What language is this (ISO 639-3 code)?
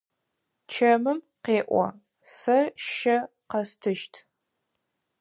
ady